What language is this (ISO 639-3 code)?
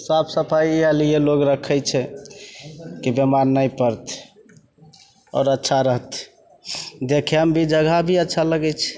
mai